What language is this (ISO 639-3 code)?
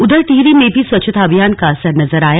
hin